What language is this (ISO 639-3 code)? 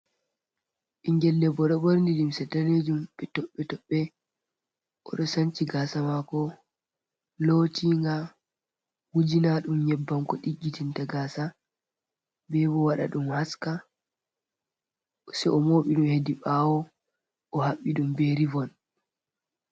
ful